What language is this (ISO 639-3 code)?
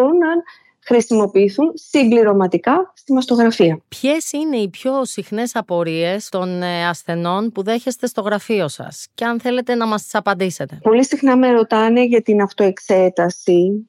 ell